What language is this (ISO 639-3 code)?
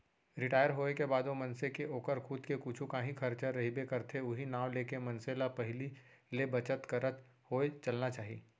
hne